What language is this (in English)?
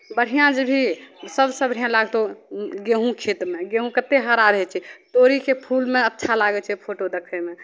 Maithili